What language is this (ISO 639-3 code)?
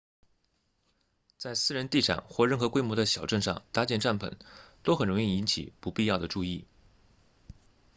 zho